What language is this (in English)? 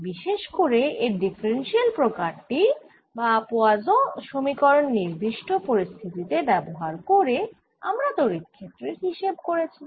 Bangla